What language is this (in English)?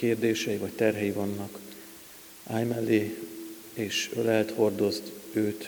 Hungarian